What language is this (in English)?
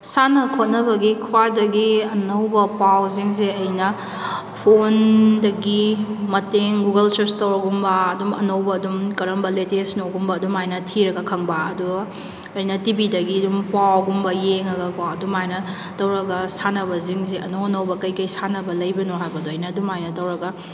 Manipuri